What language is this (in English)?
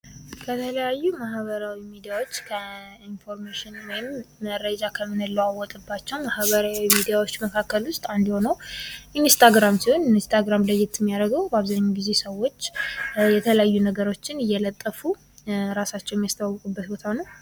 Amharic